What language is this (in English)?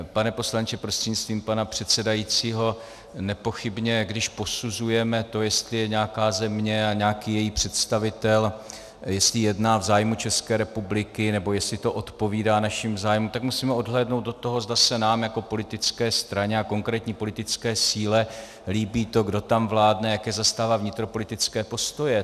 Czech